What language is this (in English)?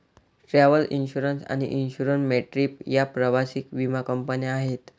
Marathi